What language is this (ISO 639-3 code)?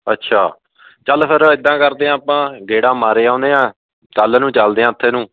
pan